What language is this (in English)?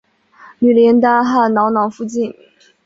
Chinese